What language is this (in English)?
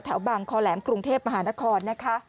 Thai